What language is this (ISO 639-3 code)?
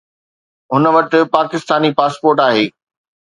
snd